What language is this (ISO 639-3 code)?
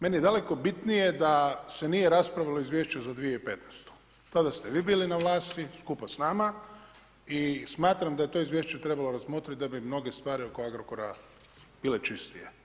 hrv